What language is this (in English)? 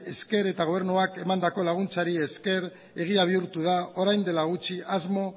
Basque